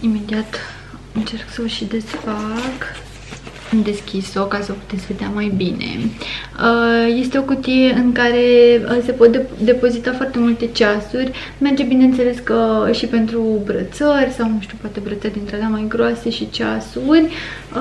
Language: Romanian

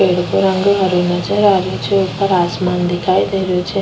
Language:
Rajasthani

